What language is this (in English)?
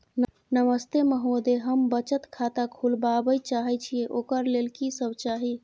Maithili